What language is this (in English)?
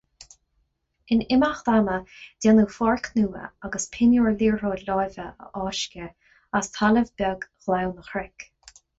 Irish